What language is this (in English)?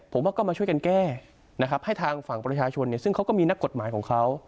Thai